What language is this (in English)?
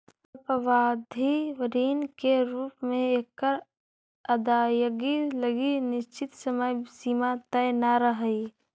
Magahi